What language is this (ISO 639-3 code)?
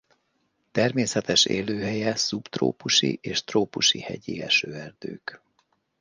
hun